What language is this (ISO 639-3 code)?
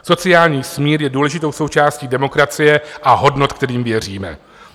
ces